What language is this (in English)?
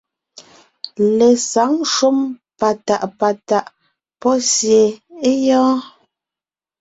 Ngiemboon